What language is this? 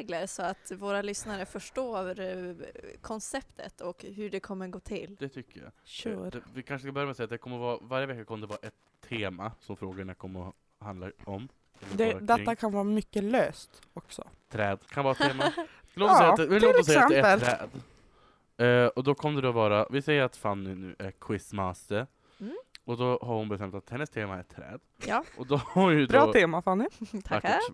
Swedish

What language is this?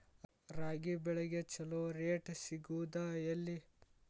Kannada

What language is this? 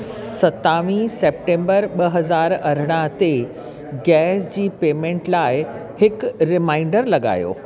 Sindhi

